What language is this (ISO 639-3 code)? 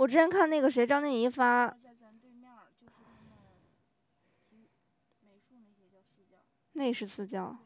zho